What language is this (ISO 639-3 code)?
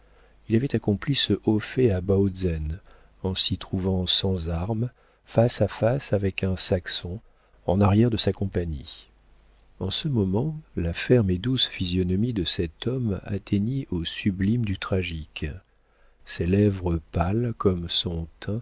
fra